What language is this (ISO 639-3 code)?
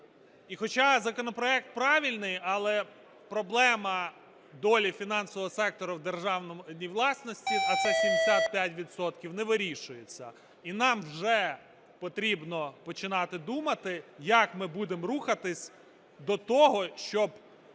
ukr